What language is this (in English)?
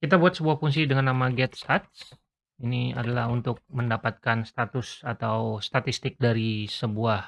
Indonesian